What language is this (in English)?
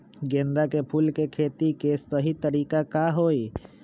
Magahi